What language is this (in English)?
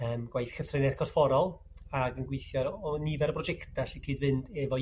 Welsh